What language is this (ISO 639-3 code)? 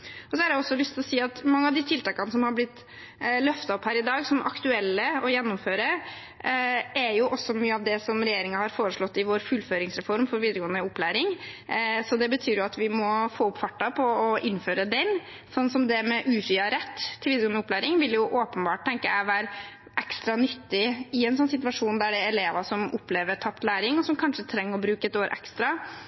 nob